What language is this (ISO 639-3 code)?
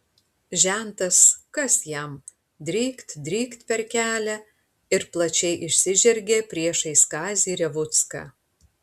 lit